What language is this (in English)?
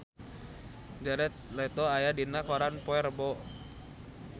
Sundanese